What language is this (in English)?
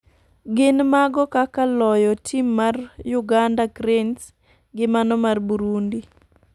Luo (Kenya and Tanzania)